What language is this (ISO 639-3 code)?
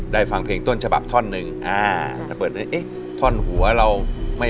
tha